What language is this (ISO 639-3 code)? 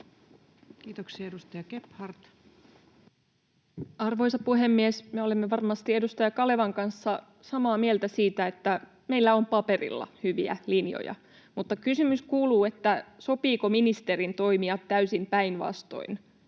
fin